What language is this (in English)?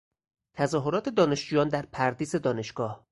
Persian